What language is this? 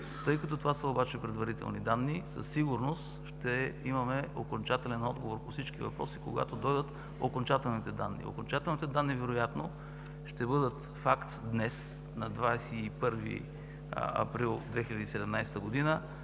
Bulgarian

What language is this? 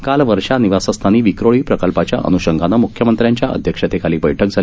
Marathi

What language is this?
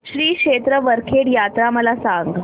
Marathi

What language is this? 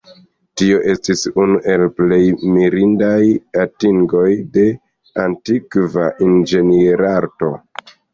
Esperanto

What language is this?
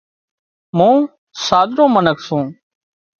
Wadiyara Koli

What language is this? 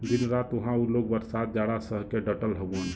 Bhojpuri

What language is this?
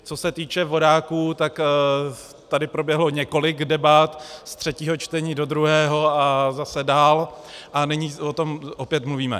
Czech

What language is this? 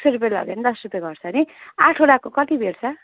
Nepali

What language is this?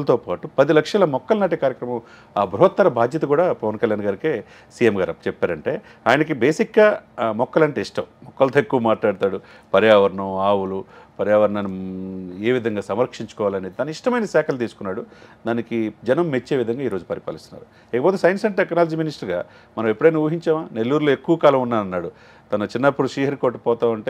Telugu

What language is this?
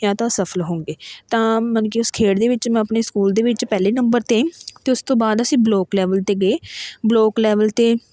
Punjabi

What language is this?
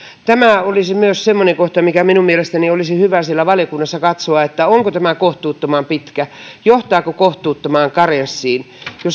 Finnish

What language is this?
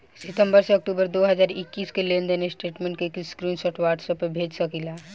Bhojpuri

